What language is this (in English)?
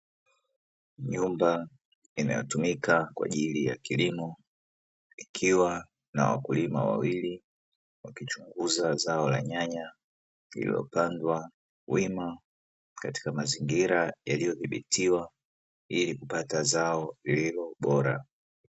Swahili